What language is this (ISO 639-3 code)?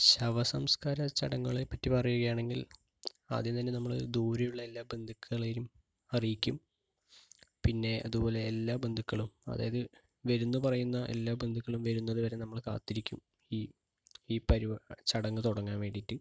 mal